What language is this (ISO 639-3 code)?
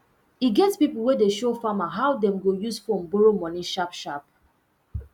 pcm